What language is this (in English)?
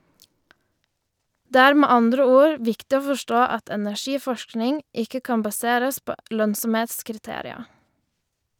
Norwegian